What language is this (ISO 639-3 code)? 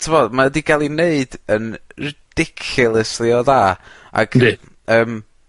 cym